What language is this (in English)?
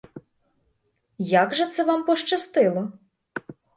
Ukrainian